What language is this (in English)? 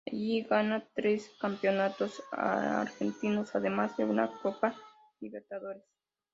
Spanish